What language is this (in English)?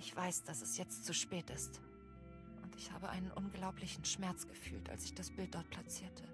German